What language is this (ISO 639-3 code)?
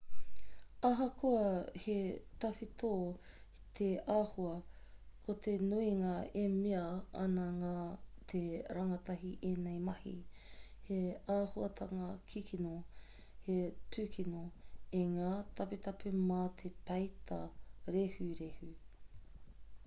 mri